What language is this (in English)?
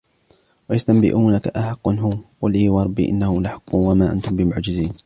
Arabic